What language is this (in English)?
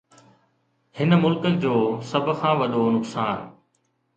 Sindhi